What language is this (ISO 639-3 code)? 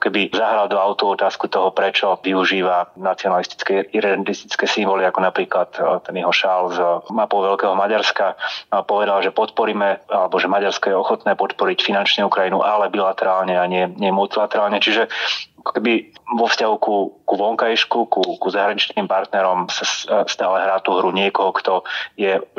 slk